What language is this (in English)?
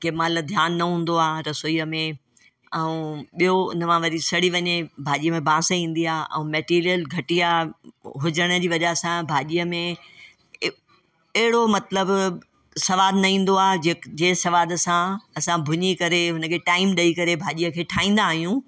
Sindhi